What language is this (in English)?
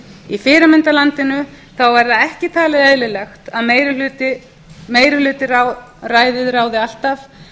Icelandic